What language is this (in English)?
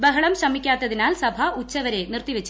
Malayalam